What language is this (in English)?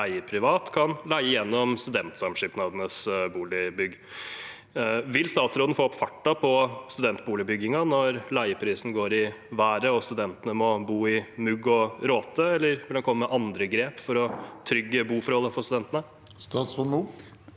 Norwegian